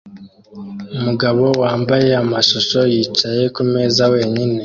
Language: Kinyarwanda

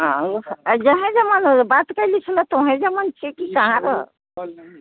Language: Maithili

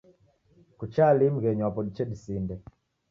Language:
Taita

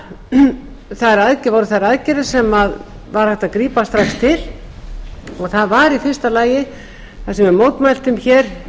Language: Icelandic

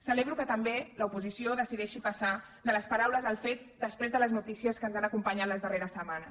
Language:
Catalan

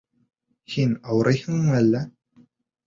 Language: Bashkir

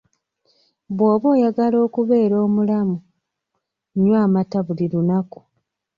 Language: Ganda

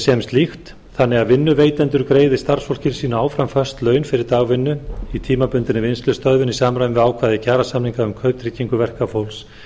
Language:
Icelandic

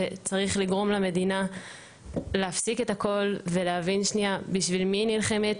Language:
Hebrew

